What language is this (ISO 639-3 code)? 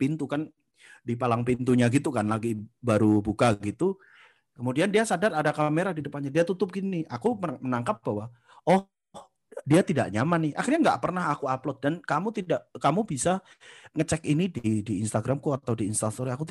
ind